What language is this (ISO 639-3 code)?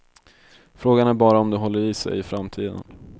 swe